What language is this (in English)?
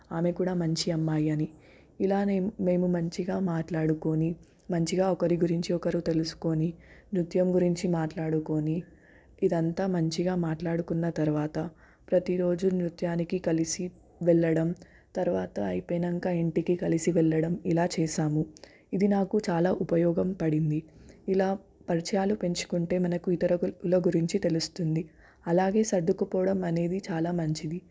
Telugu